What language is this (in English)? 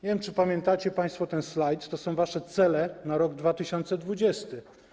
Polish